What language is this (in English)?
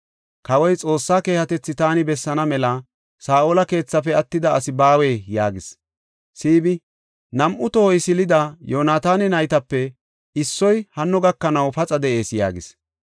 Gofa